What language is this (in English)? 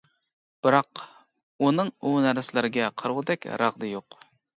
Uyghur